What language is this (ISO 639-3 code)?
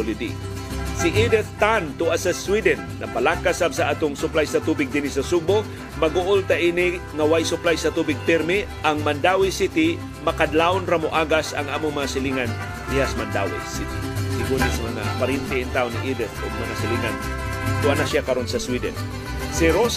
fil